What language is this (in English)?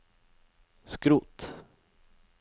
Norwegian